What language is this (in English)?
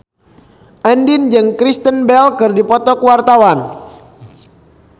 Sundanese